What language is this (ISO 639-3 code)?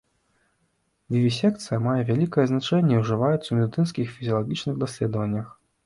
bel